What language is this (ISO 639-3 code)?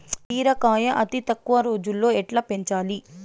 tel